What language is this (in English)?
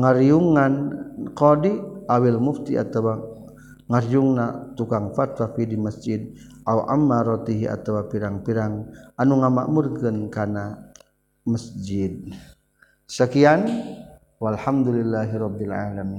Malay